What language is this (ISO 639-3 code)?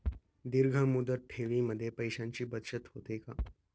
mar